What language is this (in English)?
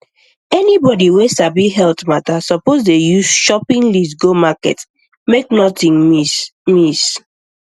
Nigerian Pidgin